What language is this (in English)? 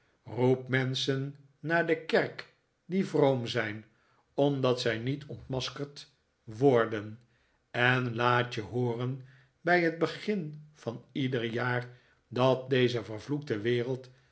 Dutch